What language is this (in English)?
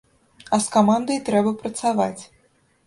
Belarusian